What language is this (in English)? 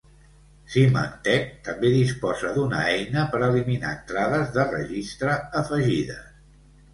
Catalan